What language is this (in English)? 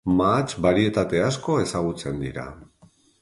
Basque